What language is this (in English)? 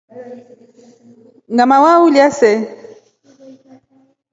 Rombo